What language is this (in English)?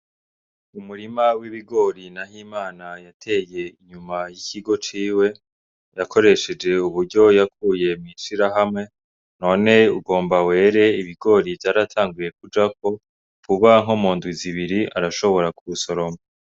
Rundi